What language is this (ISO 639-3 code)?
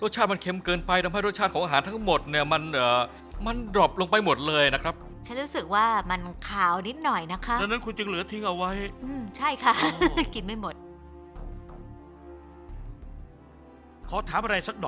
tha